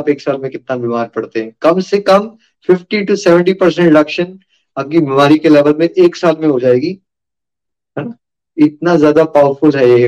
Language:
Hindi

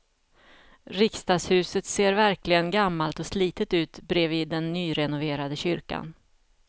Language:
Swedish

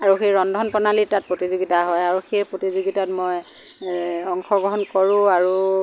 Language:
Assamese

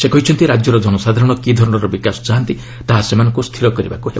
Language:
Odia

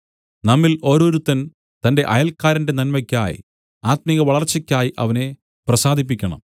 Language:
Malayalam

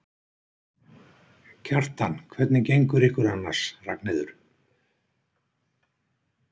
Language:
Icelandic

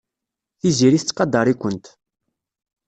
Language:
Kabyle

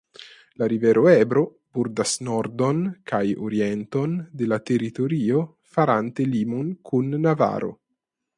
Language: Esperanto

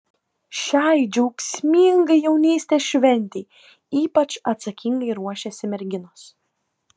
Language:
Lithuanian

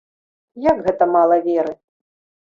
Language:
Belarusian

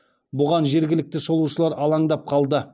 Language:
Kazakh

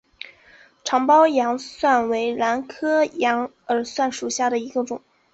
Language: Chinese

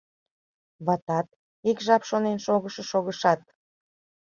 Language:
Mari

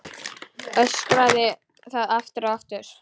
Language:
Icelandic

